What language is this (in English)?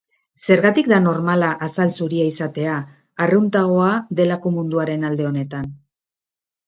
Basque